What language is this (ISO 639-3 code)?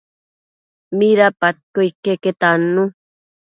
mcf